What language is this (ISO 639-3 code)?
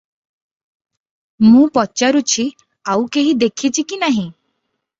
ori